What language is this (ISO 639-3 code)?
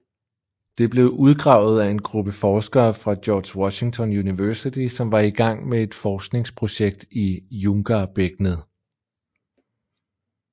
dan